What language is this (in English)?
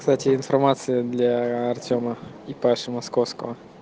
Russian